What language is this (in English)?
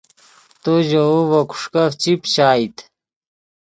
Yidgha